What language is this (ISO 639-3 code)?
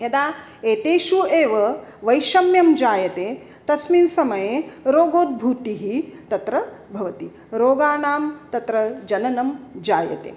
san